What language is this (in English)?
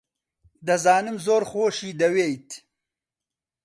Central Kurdish